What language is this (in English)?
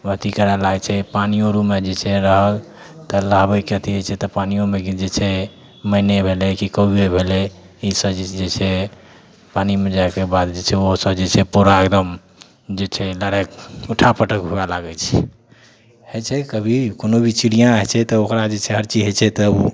Maithili